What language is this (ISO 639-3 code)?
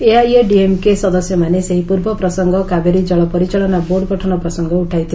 ori